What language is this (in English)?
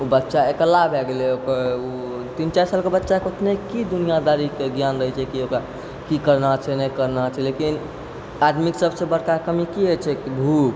Maithili